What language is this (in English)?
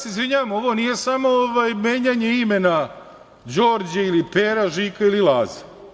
Serbian